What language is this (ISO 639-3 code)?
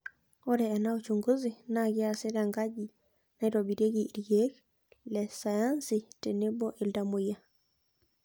mas